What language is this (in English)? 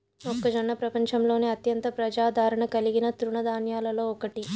Telugu